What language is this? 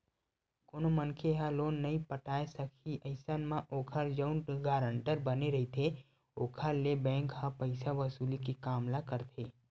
Chhattisgarhi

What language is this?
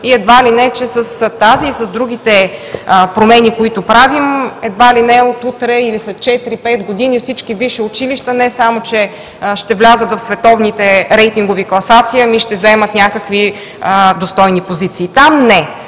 Bulgarian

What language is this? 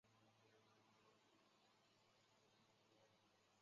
Chinese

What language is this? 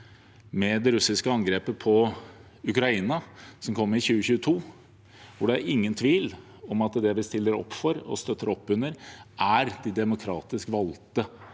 Norwegian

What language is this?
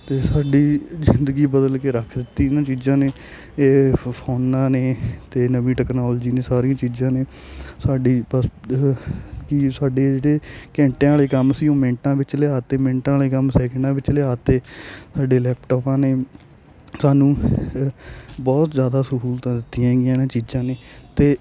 Punjabi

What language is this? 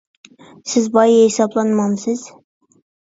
Uyghur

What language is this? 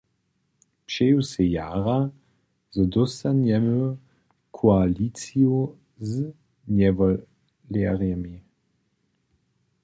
Upper Sorbian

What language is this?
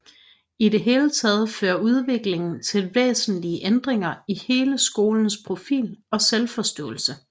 Danish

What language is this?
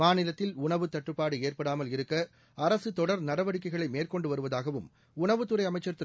Tamil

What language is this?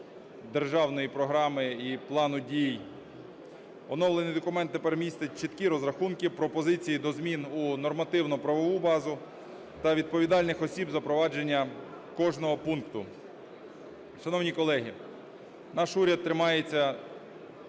Ukrainian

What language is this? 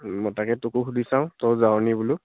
Assamese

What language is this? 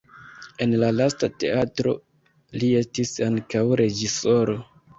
Esperanto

